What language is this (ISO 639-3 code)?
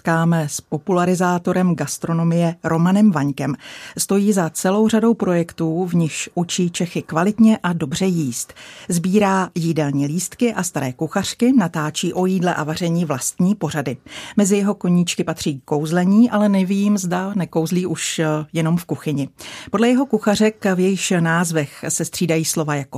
ces